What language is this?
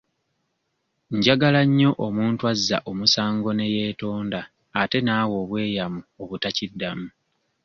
Ganda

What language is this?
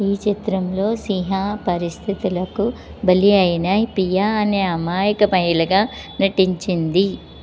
Telugu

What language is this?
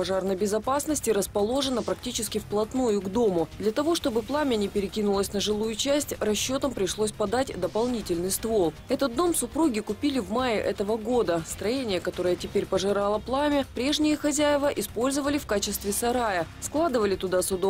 Russian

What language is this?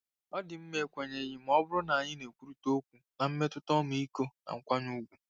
Igbo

